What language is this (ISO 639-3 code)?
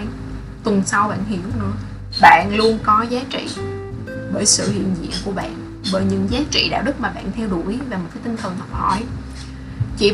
vie